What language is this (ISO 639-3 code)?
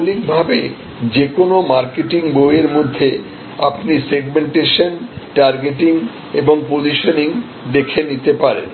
ben